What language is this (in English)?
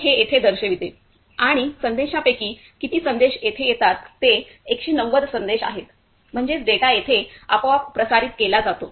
Marathi